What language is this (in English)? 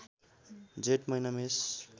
Nepali